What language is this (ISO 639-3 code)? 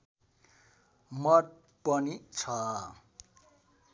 nep